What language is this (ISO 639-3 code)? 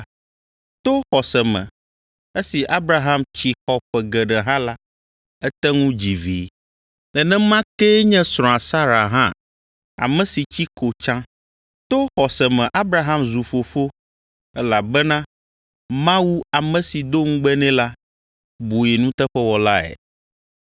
ewe